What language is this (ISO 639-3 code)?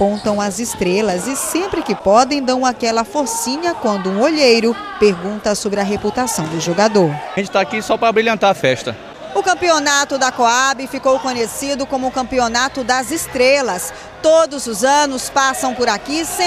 por